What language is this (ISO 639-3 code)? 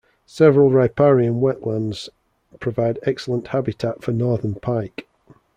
eng